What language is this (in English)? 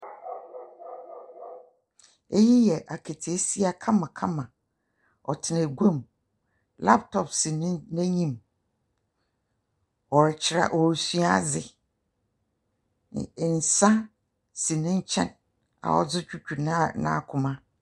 Akan